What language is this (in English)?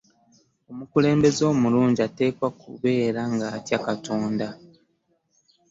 Ganda